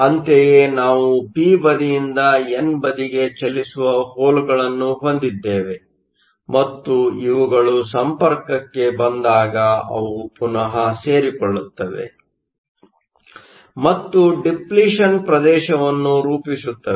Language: Kannada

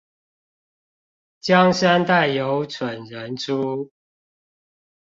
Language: Chinese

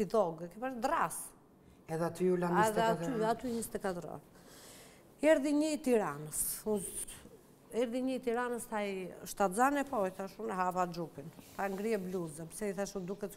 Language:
Romanian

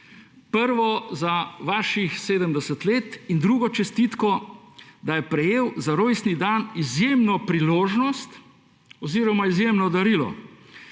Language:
Slovenian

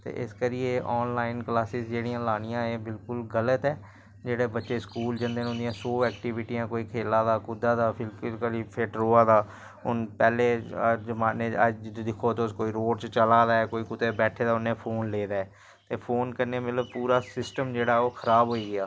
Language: Dogri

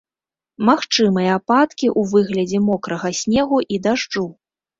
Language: Belarusian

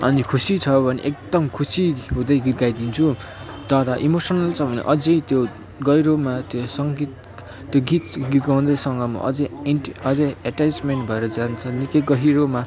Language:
Nepali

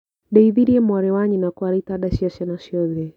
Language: Kikuyu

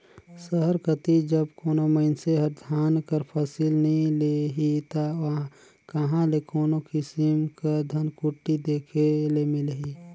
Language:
Chhattisgarhi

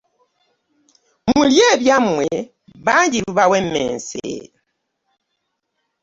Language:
Ganda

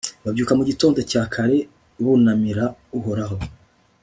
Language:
Kinyarwanda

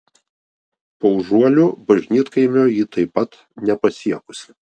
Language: Lithuanian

